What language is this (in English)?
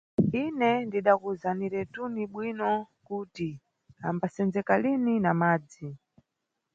Nyungwe